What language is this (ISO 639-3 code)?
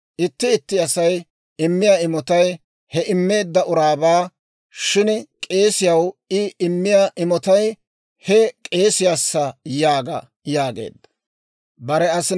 dwr